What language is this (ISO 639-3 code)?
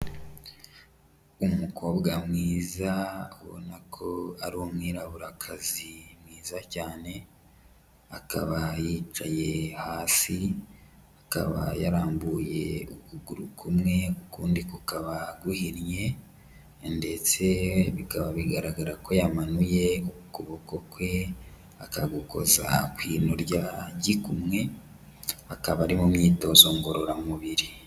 kin